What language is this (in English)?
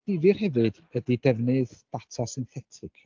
Welsh